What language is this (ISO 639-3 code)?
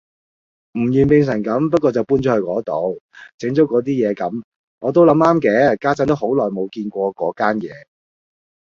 yue